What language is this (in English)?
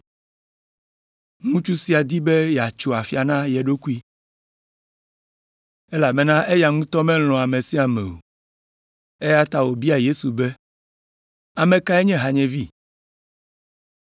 Ewe